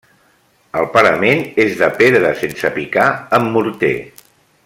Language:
Catalan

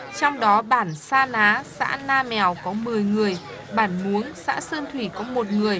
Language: Vietnamese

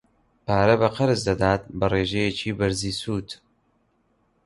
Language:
Central Kurdish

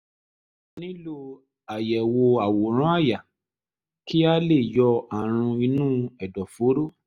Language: Yoruba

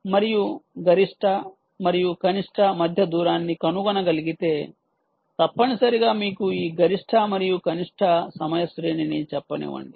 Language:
Telugu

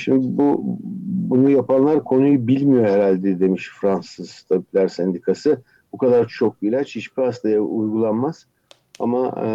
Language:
Turkish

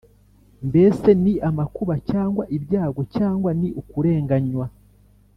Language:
Kinyarwanda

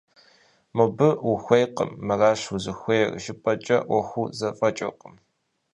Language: Kabardian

